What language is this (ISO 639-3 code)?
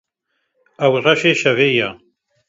kur